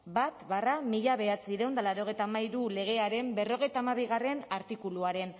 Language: Basque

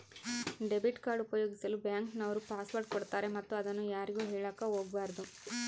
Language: Kannada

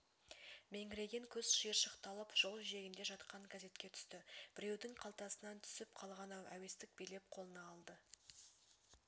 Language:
Kazakh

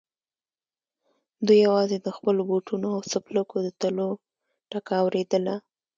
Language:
Pashto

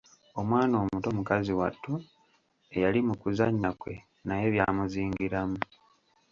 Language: Ganda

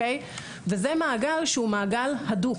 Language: Hebrew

